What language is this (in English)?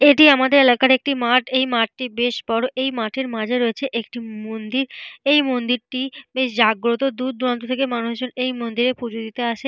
Bangla